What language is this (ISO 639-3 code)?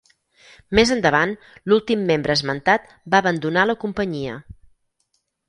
cat